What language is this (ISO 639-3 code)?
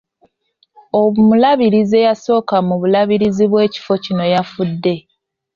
lug